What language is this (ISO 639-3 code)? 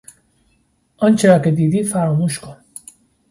fas